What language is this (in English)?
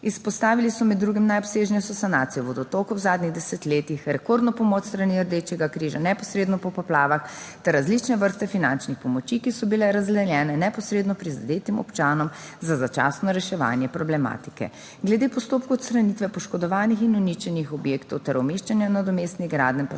Slovenian